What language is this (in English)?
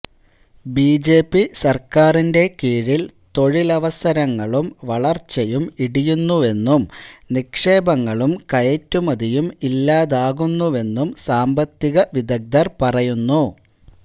Malayalam